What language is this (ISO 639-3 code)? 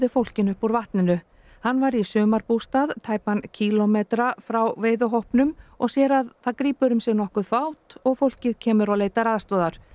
isl